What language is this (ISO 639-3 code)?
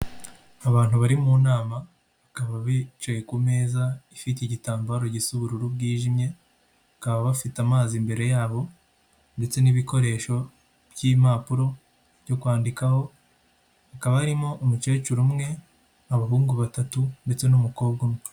kin